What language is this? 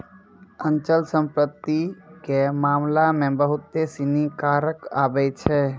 Maithili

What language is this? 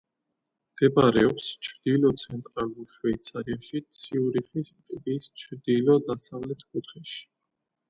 Georgian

